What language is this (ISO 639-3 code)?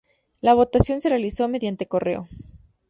spa